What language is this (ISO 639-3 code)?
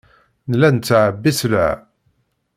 kab